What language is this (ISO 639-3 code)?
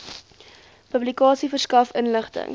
afr